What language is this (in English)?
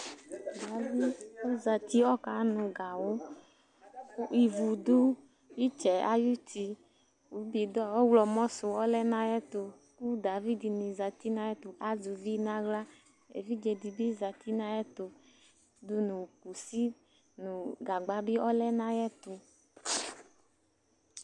Ikposo